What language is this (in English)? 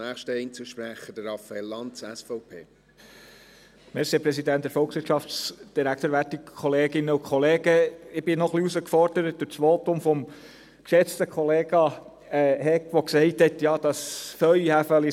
Swiss German